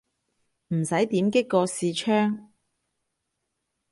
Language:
Cantonese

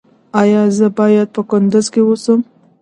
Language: Pashto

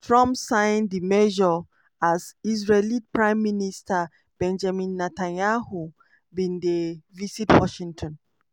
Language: Nigerian Pidgin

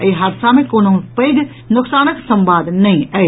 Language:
Maithili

